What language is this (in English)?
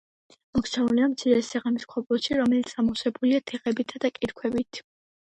Georgian